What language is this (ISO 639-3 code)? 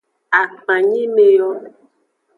ajg